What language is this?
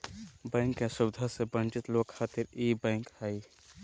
Magahi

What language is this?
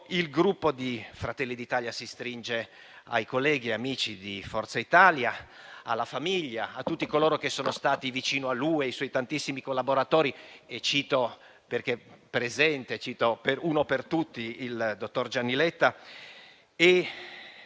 Italian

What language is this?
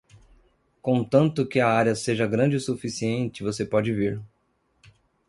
Portuguese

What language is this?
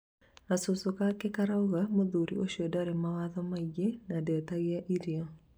Kikuyu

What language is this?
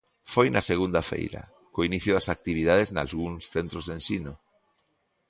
Galician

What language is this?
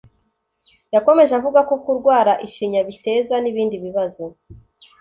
Kinyarwanda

